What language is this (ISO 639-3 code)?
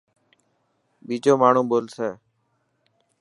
mki